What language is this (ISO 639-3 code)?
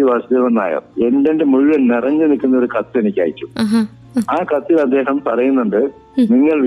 mal